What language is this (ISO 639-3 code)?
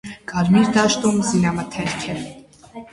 hye